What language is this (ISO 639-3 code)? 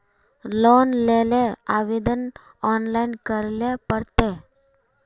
mag